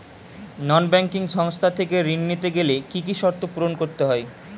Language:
Bangla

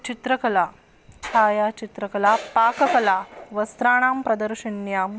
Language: Sanskrit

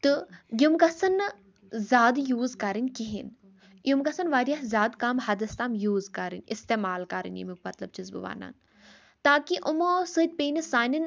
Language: Kashmiri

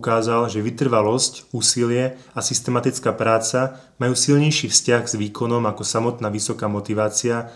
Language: Slovak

